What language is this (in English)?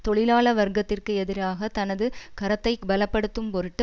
Tamil